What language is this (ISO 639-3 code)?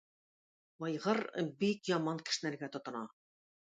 tat